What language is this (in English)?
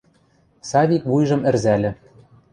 Western Mari